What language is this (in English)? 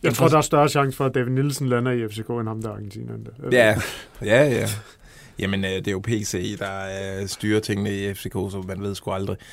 Danish